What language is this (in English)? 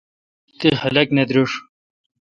Kalkoti